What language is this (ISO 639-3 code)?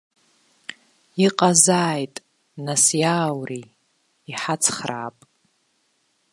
abk